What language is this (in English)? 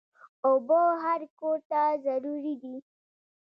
Pashto